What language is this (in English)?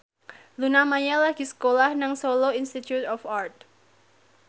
Javanese